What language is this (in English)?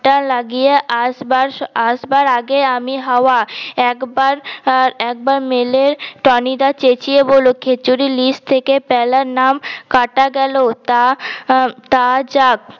Bangla